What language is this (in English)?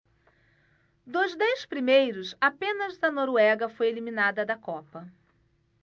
Portuguese